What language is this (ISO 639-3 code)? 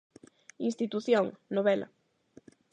glg